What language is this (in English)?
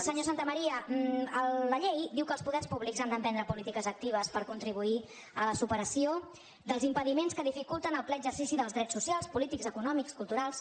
Catalan